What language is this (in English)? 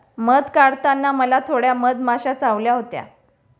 Marathi